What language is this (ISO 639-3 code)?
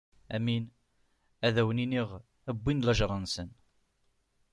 kab